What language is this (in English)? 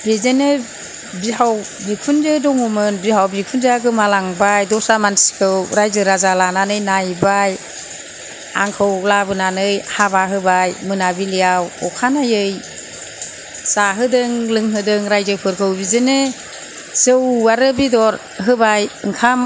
Bodo